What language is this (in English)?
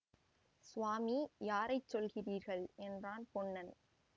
Tamil